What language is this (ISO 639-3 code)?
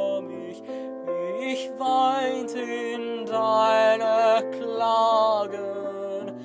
ara